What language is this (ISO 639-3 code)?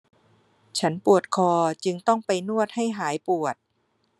tha